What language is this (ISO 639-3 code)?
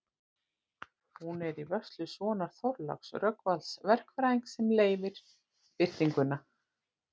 isl